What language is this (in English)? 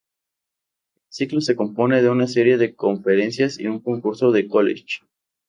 Spanish